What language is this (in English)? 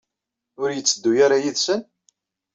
Kabyle